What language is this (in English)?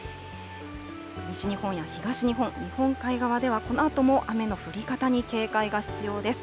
Japanese